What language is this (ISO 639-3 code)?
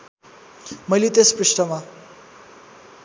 nep